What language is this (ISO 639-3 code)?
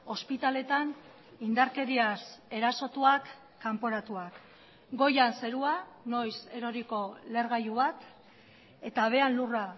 eus